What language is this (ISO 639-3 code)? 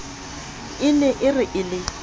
sot